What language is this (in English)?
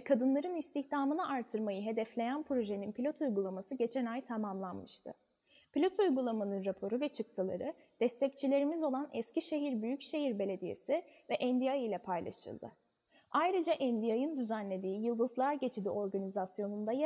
Turkish